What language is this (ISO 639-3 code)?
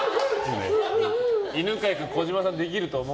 jpn